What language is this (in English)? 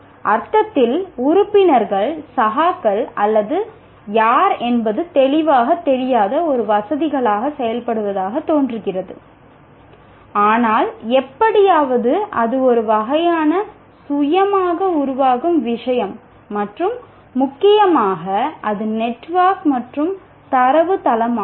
Tamil